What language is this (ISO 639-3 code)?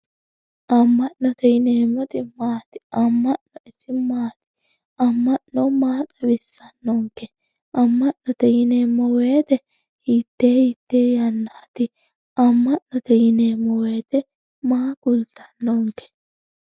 sid